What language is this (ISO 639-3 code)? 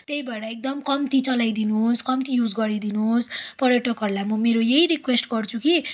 nep